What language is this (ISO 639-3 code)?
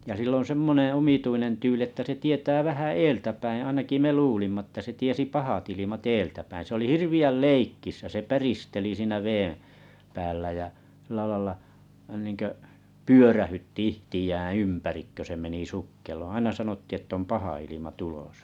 fin